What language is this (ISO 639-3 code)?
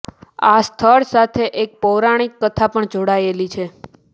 guj